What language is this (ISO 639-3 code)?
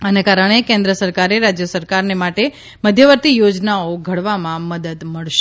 guj